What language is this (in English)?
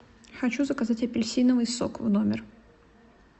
Russian